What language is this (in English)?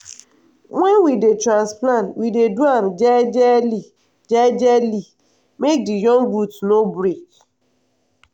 Nigerian Pidgin